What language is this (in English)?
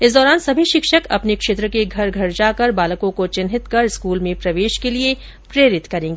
Hindi